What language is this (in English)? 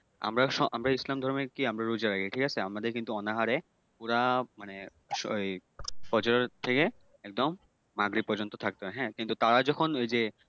Bangla